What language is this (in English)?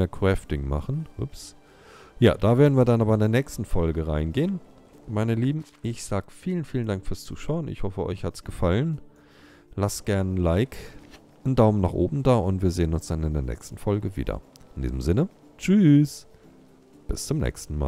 German